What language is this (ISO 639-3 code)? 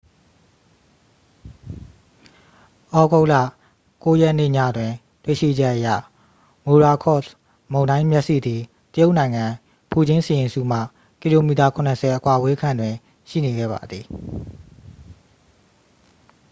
mya